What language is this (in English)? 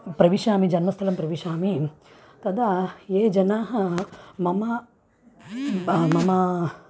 Sanskrit